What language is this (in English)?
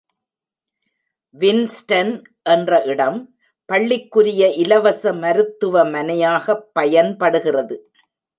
Tamil